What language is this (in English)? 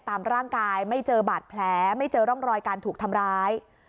Thai